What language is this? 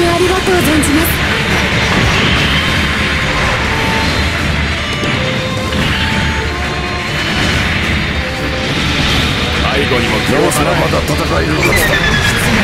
Japanese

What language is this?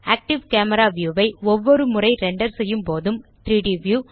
Tamil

